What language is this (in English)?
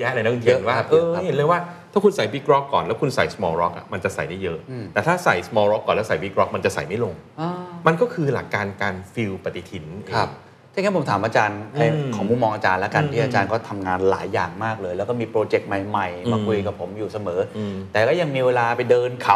Thai